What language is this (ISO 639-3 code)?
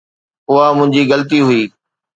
snd